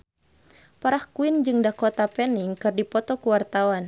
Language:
Sundanese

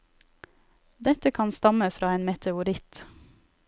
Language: Norwegian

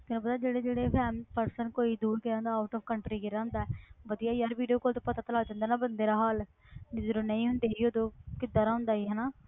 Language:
Punjabi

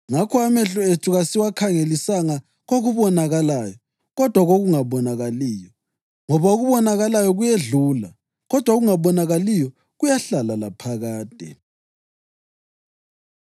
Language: North Ndebele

